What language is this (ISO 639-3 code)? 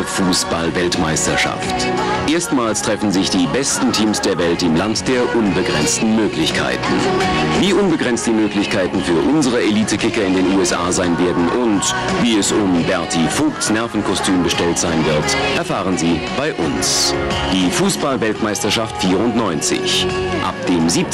deu